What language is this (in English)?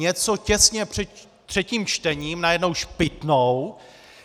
Czech